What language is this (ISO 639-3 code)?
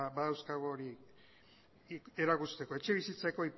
eus